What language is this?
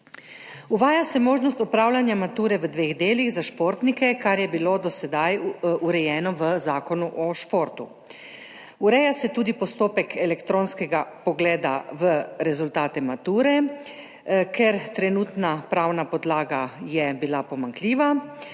Slovenian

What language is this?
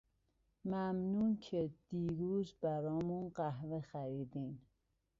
Persian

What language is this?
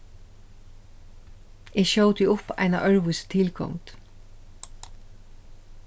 Faroese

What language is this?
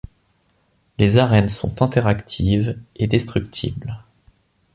French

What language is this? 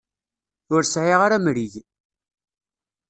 Kabyle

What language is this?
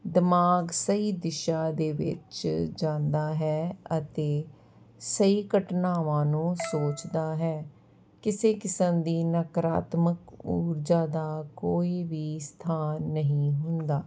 Punjabi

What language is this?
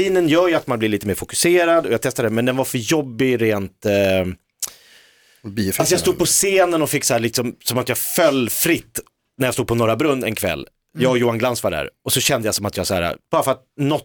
Swedish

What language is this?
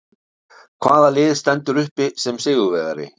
Icelandic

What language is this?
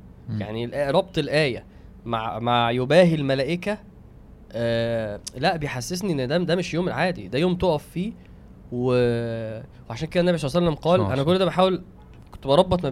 Arabic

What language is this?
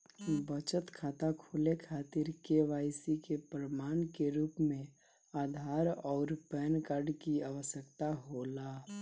Bhojpuri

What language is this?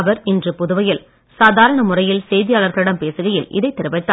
Tamil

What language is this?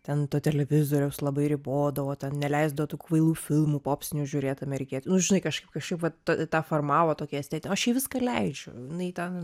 Lithuanian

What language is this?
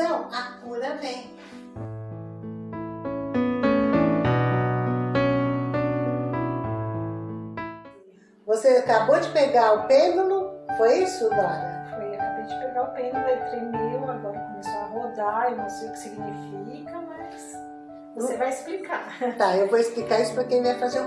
Portuguese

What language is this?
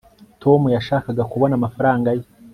Kinyarwanda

